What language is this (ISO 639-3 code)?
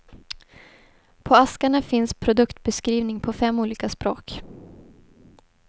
swe